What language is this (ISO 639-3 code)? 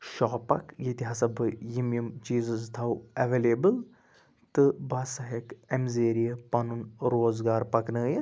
kas